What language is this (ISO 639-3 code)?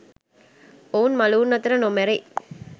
sin